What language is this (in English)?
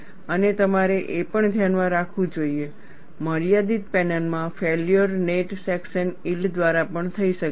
Gujarati